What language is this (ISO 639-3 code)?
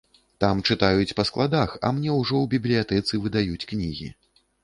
bel